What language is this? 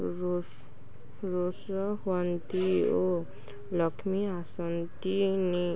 Odia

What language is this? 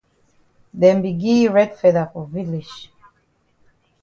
Cameroon Pidgin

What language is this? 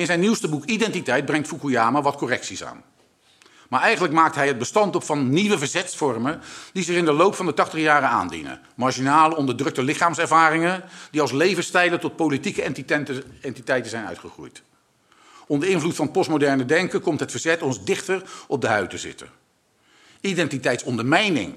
Dutch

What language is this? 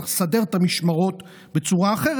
Hebrew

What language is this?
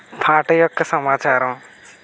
Telugu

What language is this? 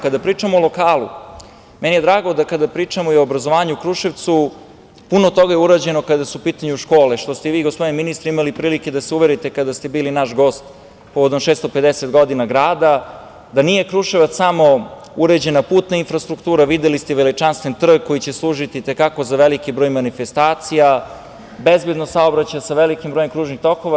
Serbian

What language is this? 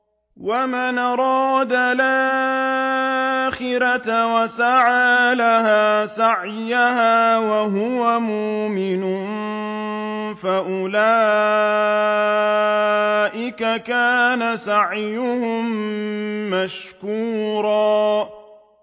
Arabic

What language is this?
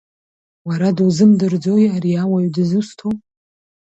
Abkhazian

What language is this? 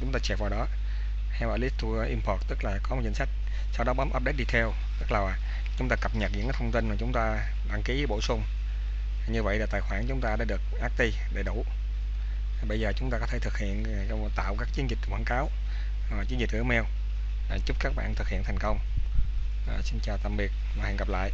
Vietnamese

